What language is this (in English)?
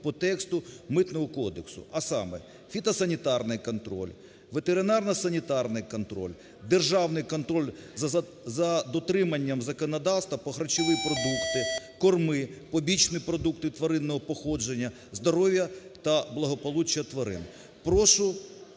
Ukrainian